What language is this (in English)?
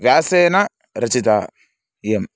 Sanskrit